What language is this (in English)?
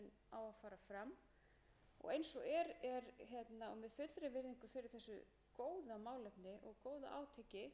Icelandic